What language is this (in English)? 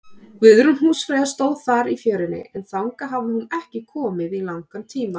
Icelandic